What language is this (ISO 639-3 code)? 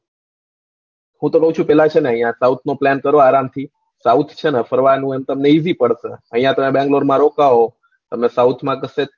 guj